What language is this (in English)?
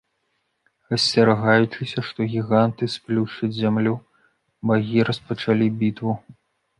Belarusian